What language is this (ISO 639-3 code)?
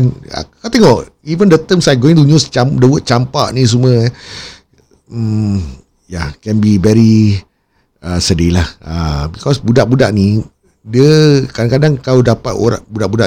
msa